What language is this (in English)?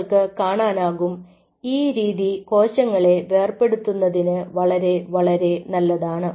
Malayalam